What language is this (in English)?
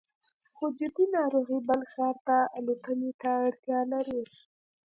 Pashto